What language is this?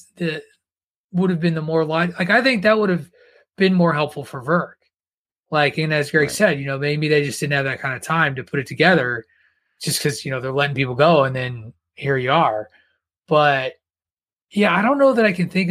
English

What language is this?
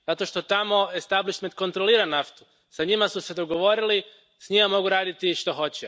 Croatian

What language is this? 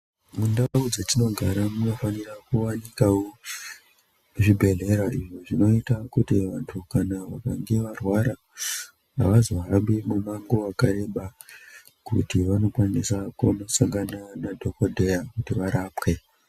Ndau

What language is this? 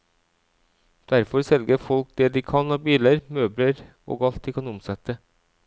Norwegian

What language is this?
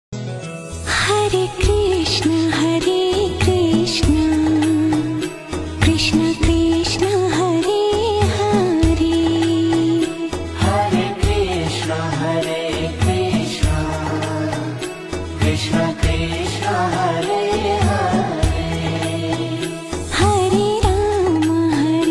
Gujarati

